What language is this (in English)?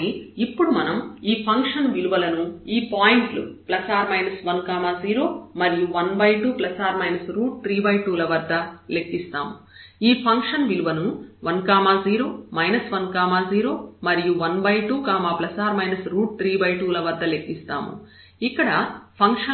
Telugu